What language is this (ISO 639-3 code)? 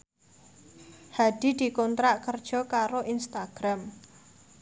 jav